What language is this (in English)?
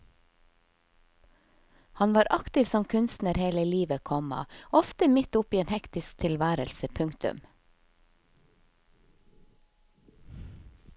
Norwegian